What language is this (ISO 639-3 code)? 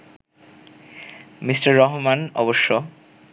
ben